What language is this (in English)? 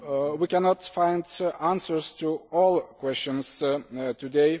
English